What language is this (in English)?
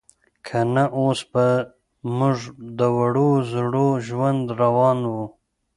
Pashto